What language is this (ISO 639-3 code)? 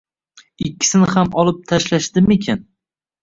uzb